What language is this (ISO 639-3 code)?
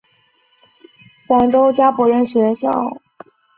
zho